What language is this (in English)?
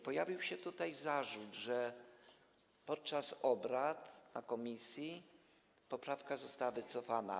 Polish